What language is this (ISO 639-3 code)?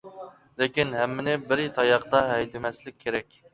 uig